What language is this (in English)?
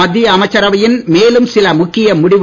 Tamil